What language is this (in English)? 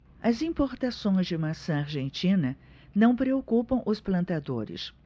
Portuguese